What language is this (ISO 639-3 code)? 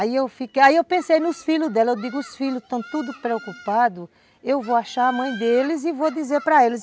por